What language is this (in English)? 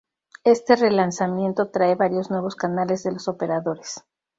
Spanish